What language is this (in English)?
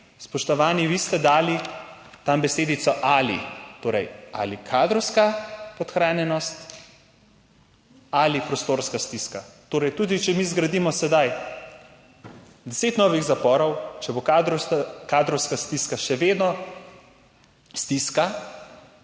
Slovenian